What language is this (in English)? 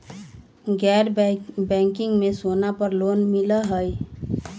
Magahi